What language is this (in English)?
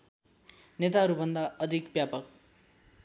Nepali